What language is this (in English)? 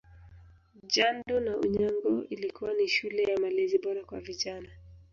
Swahili